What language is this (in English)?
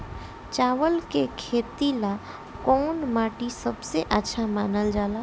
Bhojpuri